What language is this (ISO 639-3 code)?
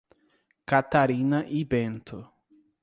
por